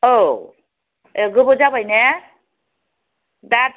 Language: Bodo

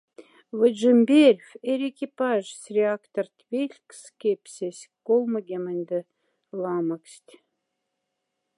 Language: Moksha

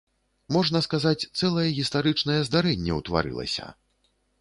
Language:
Belarusian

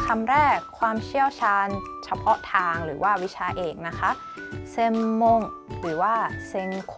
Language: Thai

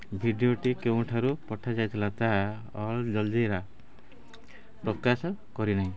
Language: Odia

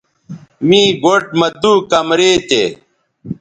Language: Bateri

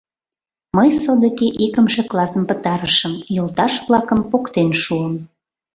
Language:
Mari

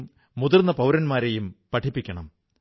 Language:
Malayalam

